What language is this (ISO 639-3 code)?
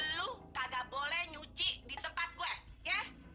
ind